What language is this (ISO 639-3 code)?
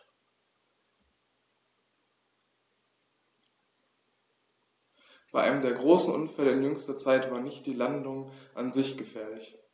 deu